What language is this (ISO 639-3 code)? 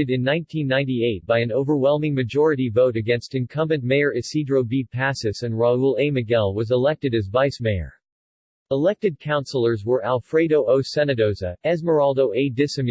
eng